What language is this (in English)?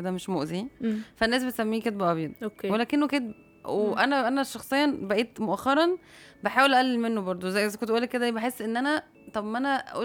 Arabic